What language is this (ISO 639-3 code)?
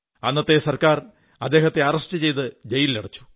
mal